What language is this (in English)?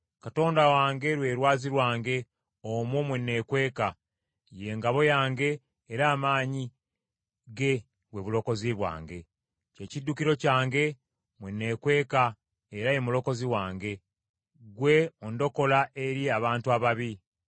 Ganda